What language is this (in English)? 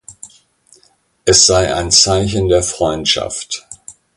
German